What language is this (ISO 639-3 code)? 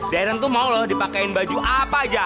ind